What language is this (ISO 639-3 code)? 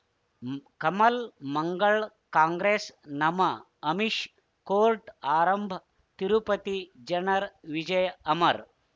kan